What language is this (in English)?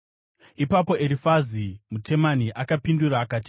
Shona